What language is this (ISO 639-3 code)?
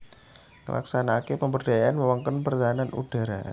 jav